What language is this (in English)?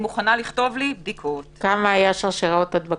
Hebrew